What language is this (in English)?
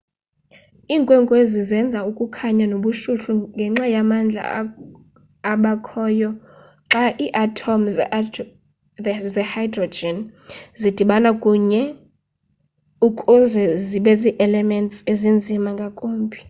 Xhosa